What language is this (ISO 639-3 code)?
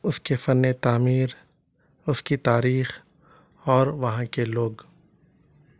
urd